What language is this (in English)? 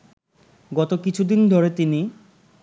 Bangla